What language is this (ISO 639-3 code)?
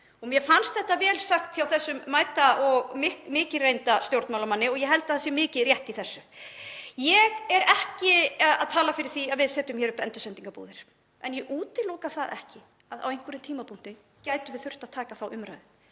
isl